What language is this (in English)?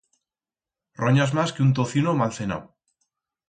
Aragonese